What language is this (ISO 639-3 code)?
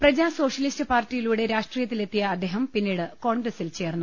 mal